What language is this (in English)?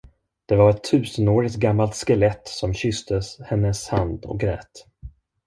Swedish